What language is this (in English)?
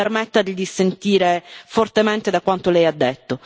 Italian